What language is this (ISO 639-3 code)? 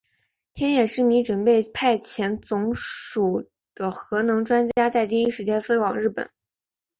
zho